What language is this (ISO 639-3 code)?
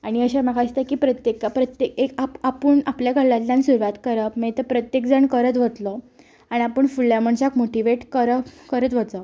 kok